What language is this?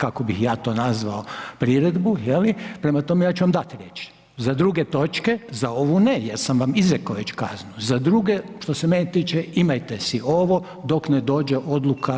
Croatian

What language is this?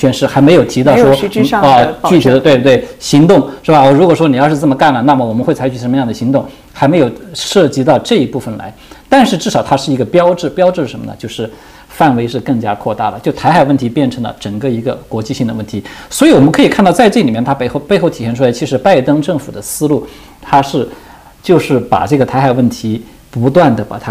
Chinese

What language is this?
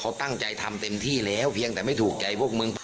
Thai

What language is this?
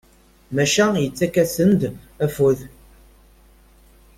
Kabyle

